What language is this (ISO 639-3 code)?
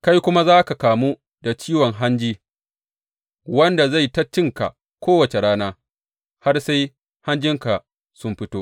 hau